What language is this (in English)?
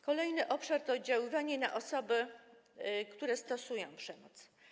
Polish